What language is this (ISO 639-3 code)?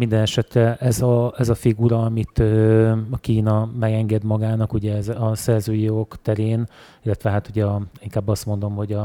hun